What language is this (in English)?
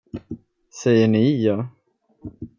Swedish